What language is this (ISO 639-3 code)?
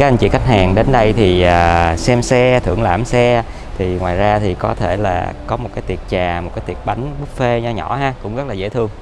vie